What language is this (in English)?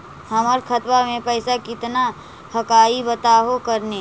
Magahi